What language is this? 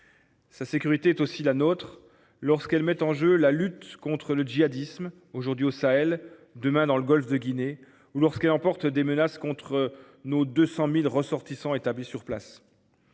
French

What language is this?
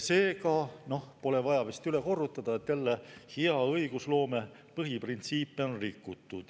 Estonian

